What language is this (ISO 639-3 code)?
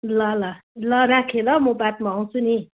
nep